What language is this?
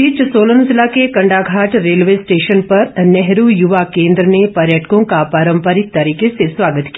Hindi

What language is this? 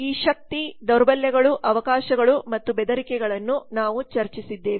Kannada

